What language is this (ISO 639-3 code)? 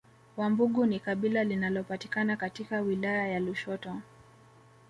swa